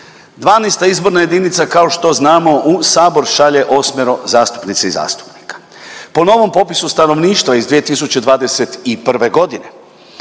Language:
Croatian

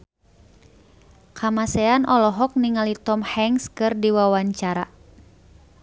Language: Sundanese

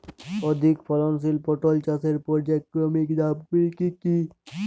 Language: Bangla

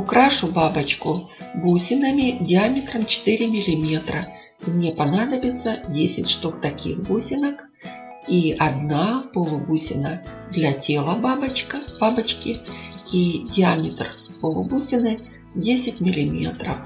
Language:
Russian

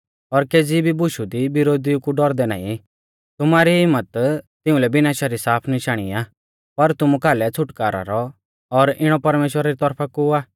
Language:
Mahasu Pahari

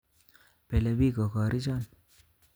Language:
Kalenjin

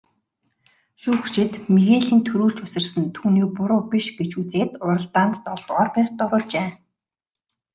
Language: Mongolian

